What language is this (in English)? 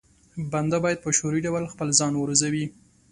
Pashto